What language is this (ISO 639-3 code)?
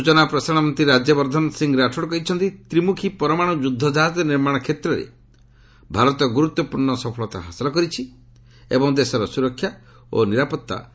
ori